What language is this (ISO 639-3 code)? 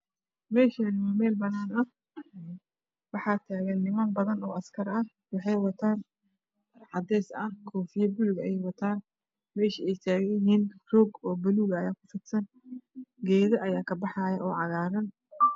som